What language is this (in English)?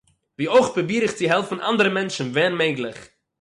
Yiddish